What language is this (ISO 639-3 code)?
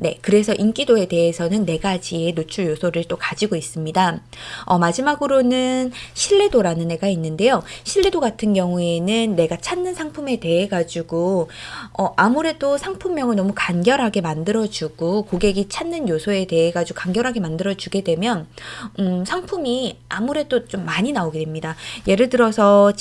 kor